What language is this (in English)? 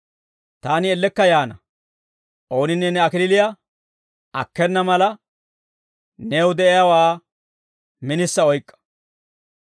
Dawro